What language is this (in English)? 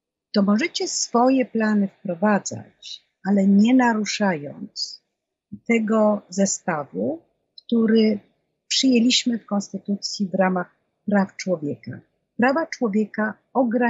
Polish